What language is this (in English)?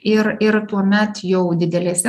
Lithuanian